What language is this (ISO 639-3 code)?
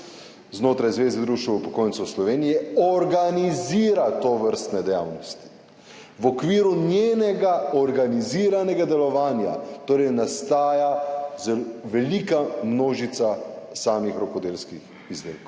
slv